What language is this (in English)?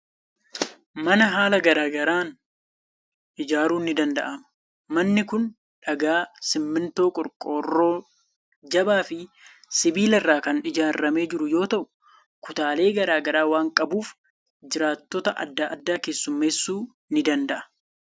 Oromo